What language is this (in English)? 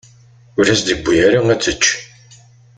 Kabyle